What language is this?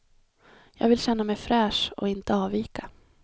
Swedish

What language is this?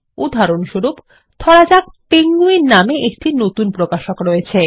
Bangla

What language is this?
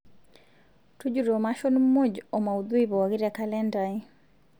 Masai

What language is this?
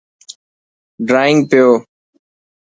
Dhatki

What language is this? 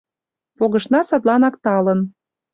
Mari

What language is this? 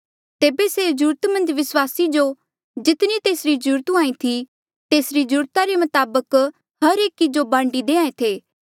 Mandeali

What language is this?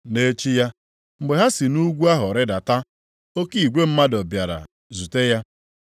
Igbo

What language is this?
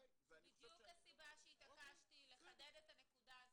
Hebrew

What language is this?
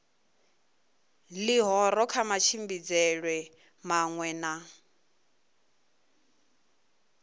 Venda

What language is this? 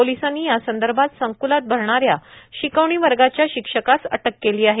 Marathi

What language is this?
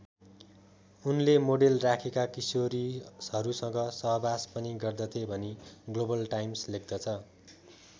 Nepali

